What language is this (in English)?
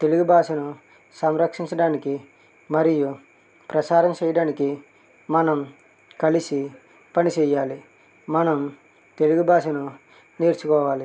Telugu